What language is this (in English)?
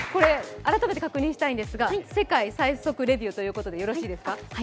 Japanese